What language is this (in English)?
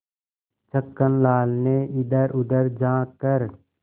Hindi